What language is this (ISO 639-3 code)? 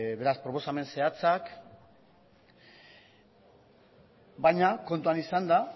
eus